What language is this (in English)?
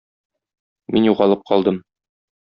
Tatar